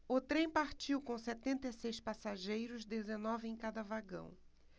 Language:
Portuguese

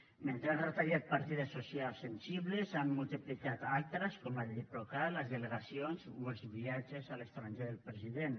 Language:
Catalan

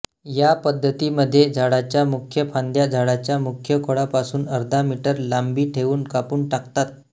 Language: Marathi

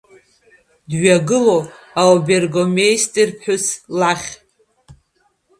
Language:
Abkhazian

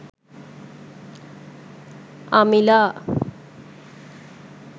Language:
Sinhala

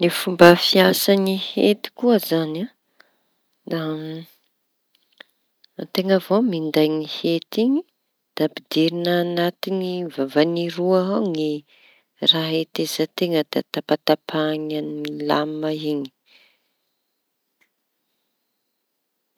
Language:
Tanosy Malagasy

